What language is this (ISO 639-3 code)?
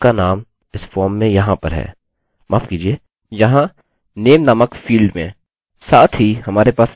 hin